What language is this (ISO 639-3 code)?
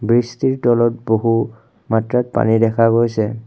asm